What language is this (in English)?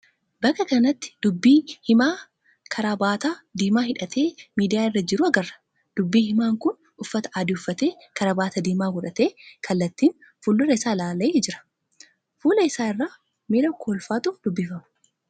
Oromo